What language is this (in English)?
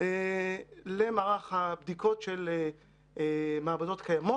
Hebrew